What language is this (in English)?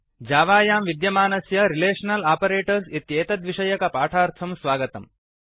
Sanskrit